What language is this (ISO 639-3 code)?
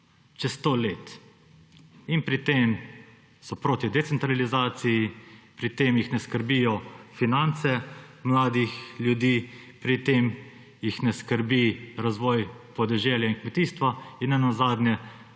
slv